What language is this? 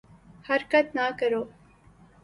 Urdu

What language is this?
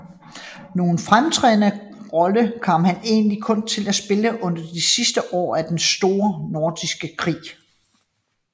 Danish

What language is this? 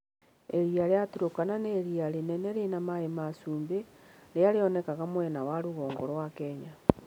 Kikuyu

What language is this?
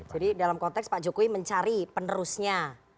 Indonesian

